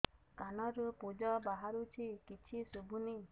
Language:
Odia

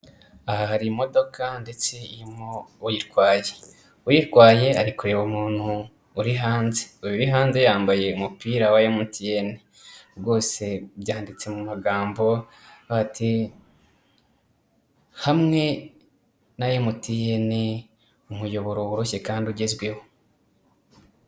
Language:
Kinyarwanda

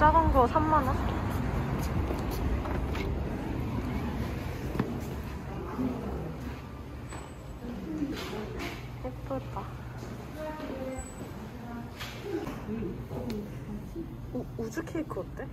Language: Korean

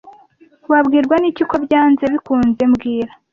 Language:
Kinyarwanda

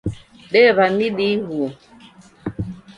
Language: Taita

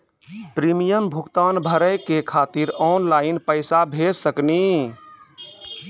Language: Maithili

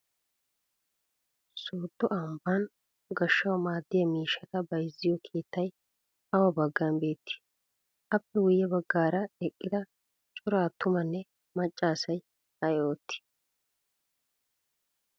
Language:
Wolaytta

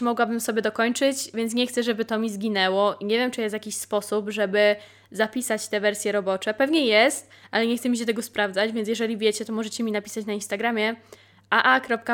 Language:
Polish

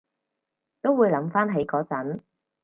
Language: Cantonese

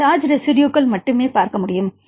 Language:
Tamil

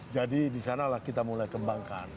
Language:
Indonesian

